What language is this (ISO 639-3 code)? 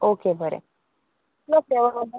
kok